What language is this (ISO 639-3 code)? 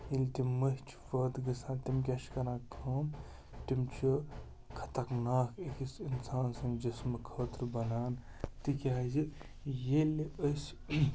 kas